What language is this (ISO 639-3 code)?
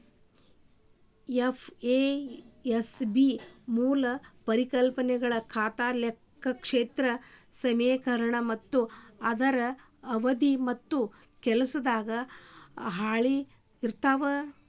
kan